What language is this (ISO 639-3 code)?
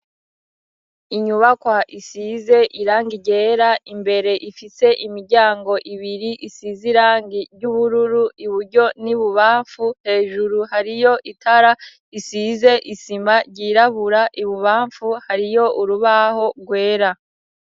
run